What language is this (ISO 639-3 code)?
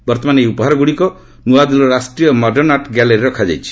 ori